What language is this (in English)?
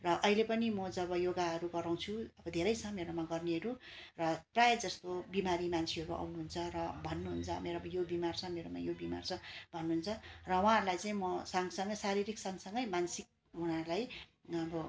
Nepali